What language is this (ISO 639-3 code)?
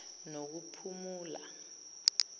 zul